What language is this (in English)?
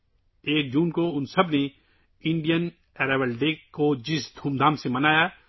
Urdu